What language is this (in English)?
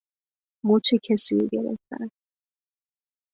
Persian